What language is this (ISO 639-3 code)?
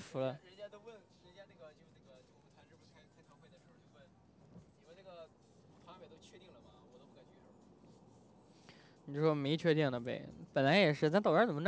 zho